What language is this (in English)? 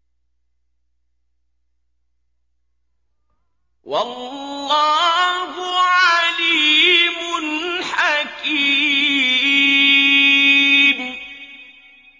Arabic